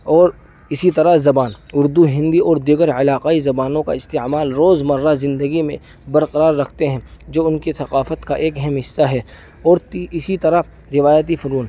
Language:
Urdu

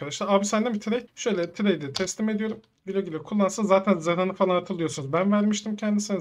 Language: Turkish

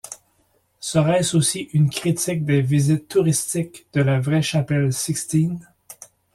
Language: French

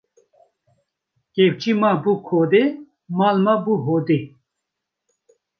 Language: Kurdish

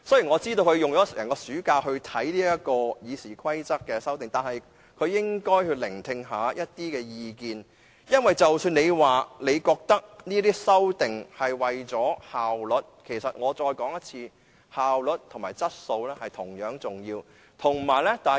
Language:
Cantonese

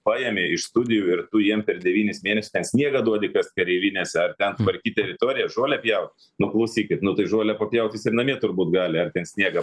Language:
Lithuanian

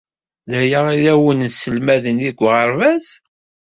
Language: Kabyle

